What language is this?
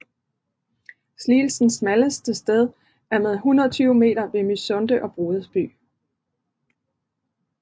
Danish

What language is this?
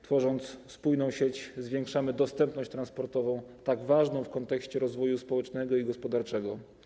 Polish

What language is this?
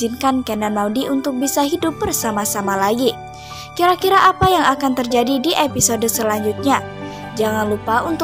Indonesian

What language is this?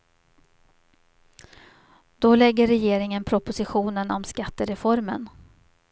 Swedish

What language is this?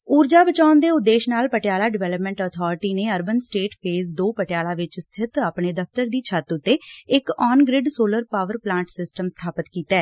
Punjabi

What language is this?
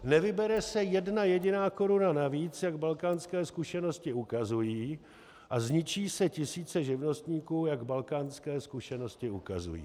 Czech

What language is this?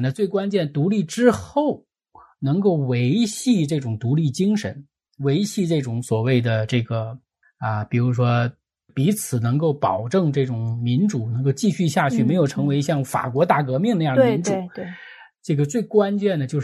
Chinese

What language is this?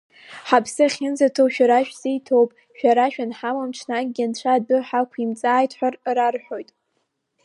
Abkhazian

